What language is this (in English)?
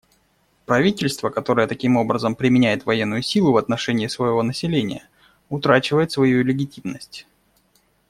Russian